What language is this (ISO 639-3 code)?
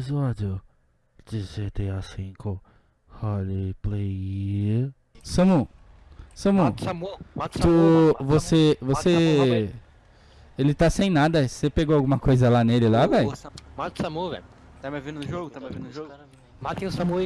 por